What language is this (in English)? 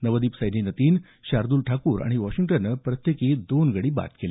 Marathi